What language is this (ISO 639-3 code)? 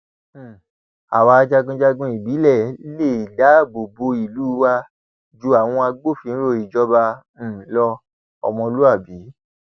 yor